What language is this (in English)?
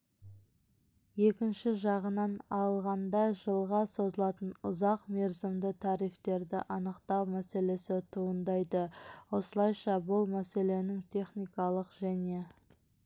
Kazakh